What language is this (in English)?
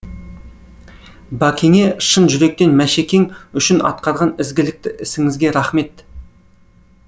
Kazakh